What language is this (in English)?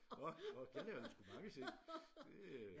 Danish